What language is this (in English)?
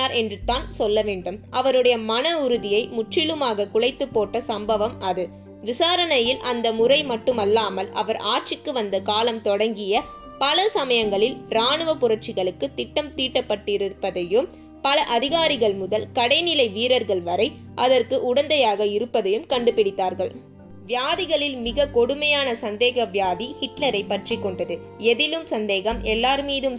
Tamil